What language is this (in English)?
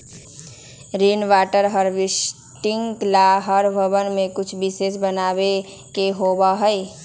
Magahi